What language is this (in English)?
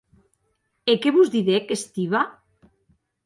Occitan